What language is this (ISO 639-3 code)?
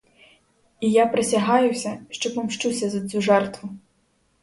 ukr